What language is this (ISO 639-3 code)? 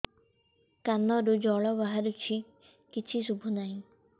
ori